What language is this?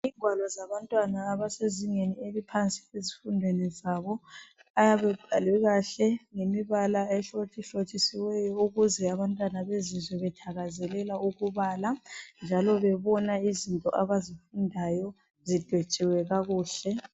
North Ndebele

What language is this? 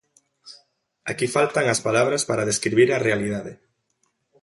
Galician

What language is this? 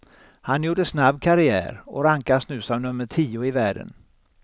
Swedish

